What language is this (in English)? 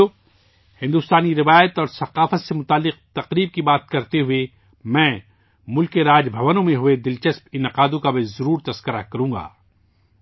Urdu